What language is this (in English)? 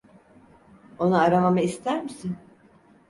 Turkish